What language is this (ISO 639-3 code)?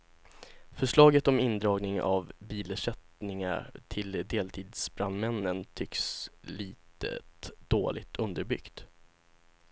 swe